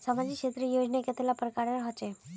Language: Magahi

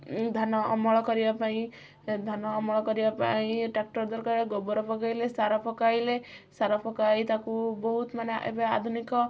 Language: Odia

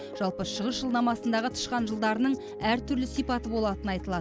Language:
Kazakh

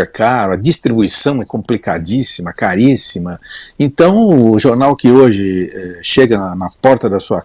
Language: Portuguese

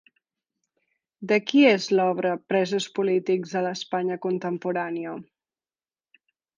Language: Catalan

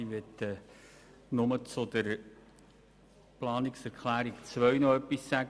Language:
Swiss German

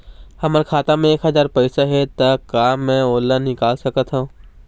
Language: Chhattisgarhi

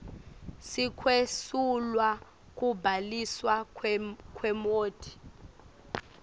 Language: Swati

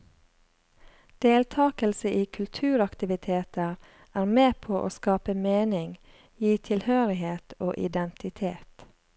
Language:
Norwegian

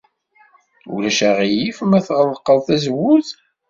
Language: Kabyle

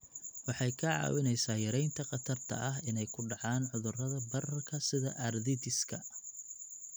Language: Somali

